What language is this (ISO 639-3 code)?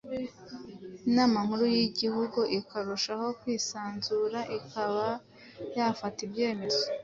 kin